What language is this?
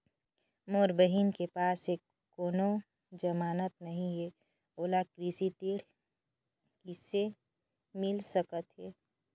Chhattisgarhi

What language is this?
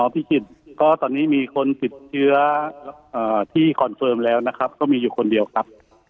Thai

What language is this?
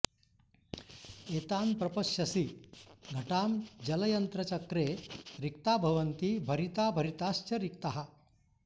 Sanskrit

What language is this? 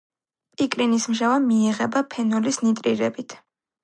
Georgian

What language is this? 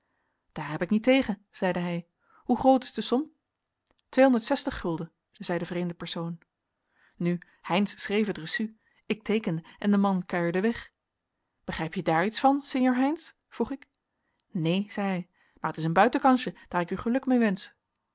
Dutch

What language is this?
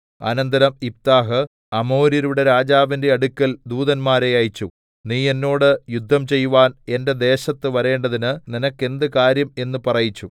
Malayalam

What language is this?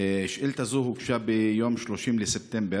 Hebrew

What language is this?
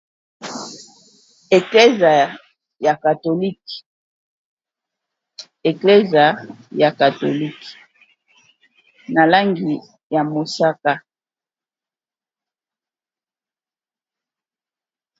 Lingala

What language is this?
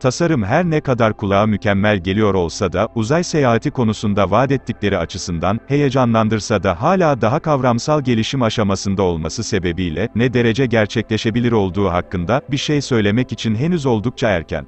Turkish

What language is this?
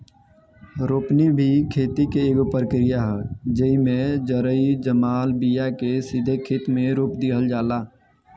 Bhojpuri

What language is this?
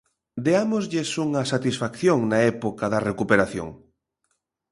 Galician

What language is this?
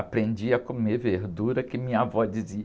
Portuguese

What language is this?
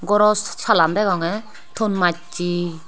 Chakma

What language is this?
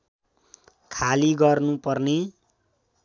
Nepali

